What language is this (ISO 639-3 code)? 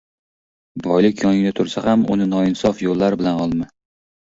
uzb